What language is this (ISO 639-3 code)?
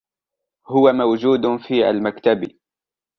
ara